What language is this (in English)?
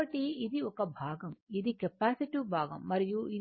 Telugu